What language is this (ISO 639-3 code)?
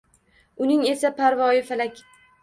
uzb